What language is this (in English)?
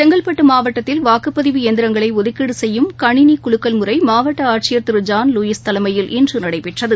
Tamil